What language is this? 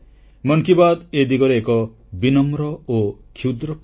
Odia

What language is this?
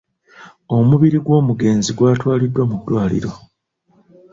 Ganda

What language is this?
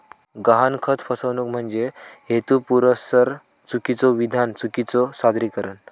Marathi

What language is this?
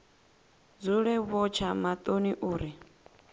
Venda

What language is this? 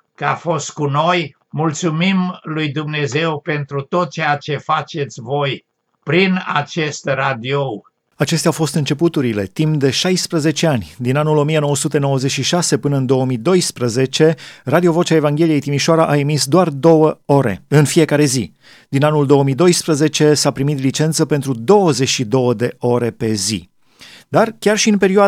Romanian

